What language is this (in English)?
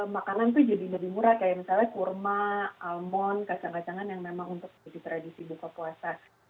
Indonesian